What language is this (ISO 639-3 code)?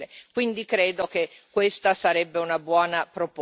ita